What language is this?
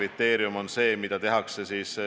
Estonian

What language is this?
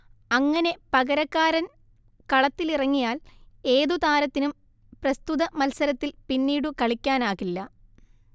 Malayalam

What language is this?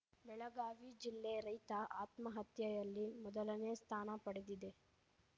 Kannada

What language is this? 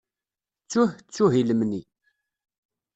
Kabyle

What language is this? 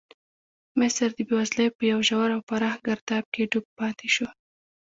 Pashto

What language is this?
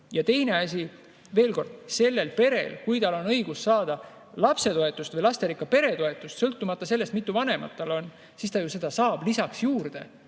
Estonian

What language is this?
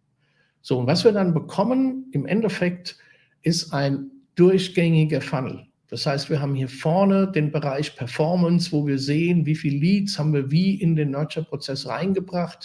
German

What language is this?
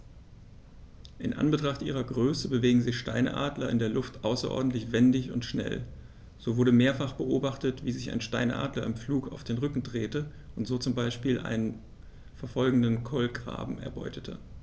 German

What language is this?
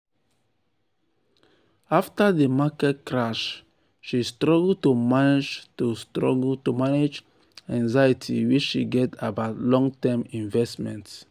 Nigerian Pidgin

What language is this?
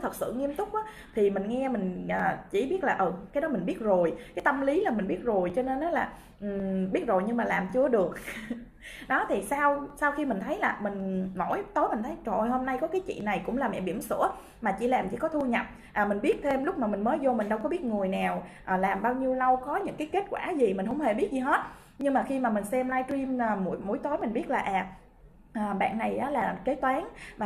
Vietnamese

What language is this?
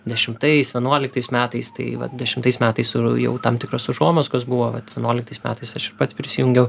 Lithuanian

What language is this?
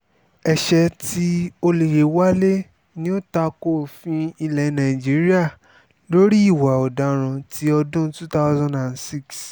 Yoruba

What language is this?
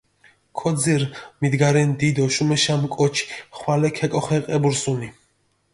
Mingrelian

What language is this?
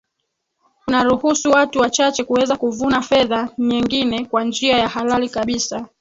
Swahili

